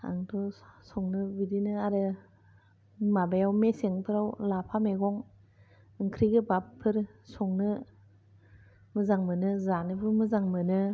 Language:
Bodo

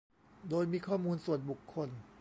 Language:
Thai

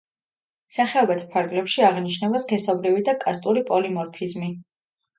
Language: Georgian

